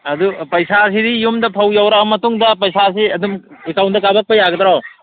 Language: Manipuri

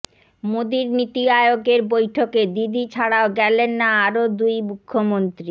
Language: Bangla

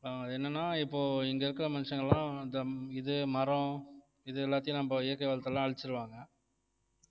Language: Tamil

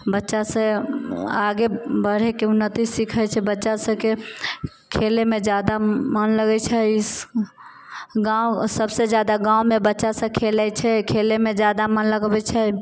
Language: Maithili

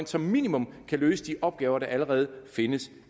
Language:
Danish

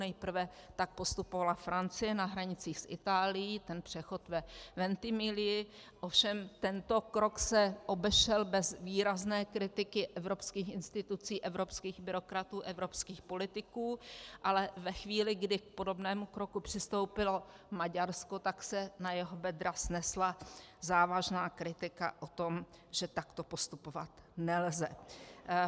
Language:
Czech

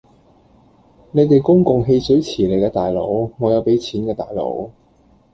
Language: Cantonese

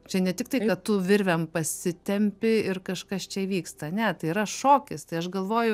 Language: Lithuanian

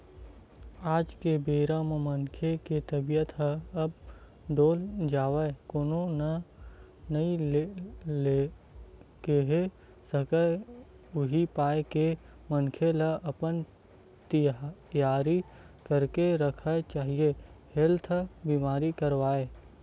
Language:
Chhattisgarhi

